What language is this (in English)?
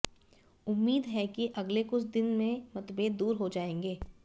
Hindi